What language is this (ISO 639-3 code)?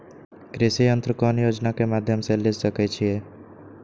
mag